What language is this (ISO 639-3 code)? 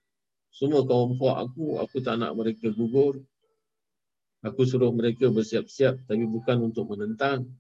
msa